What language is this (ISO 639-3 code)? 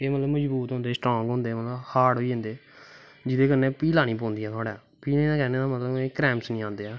doi